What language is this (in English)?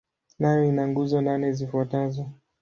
Swahili